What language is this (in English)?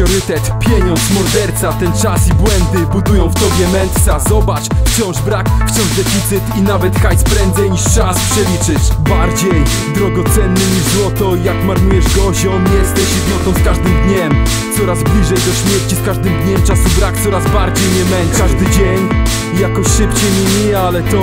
Polish